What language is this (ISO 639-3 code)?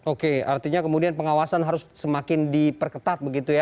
ind